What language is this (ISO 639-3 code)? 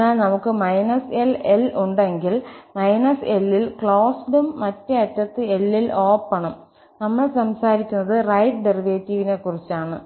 mal